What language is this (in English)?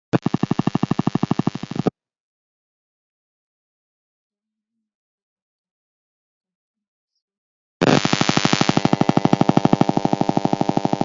Kalenjin